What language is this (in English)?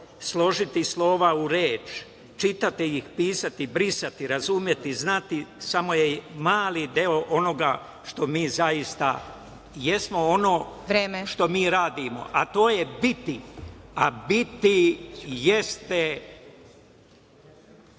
Serbian